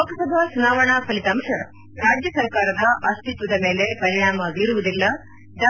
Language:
Kannada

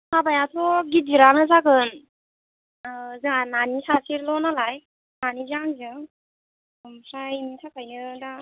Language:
Bodo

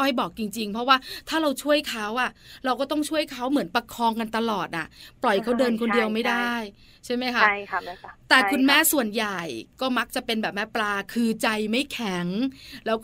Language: Thai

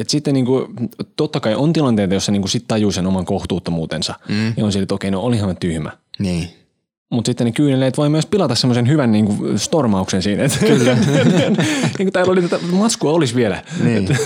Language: Finnish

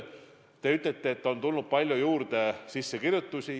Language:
Estonian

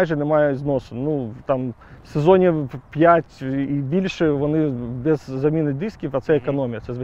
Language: Ukrainian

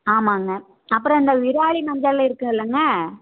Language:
Tamil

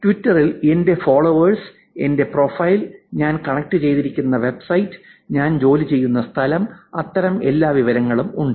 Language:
Malayalam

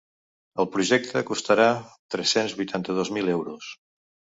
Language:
Catalan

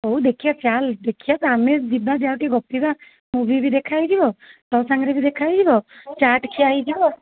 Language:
Odia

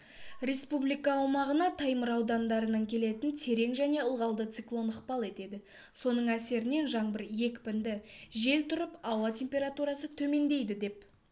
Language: Kazakh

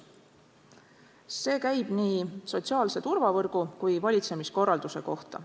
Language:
Estonian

